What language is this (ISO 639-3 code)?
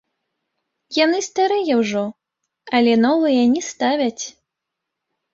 bel